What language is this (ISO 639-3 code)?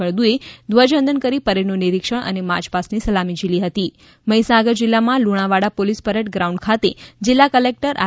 guj